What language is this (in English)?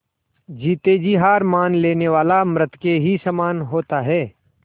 Hindi